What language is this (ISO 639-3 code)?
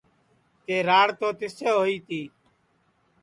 ssi